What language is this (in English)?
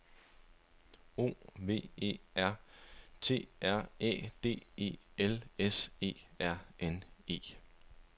Danish